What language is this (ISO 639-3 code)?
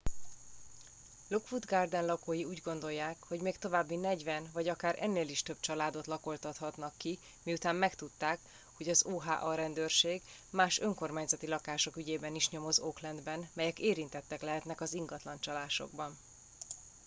hun